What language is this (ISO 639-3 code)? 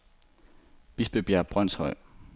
dan